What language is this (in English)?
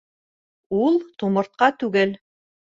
Bashkir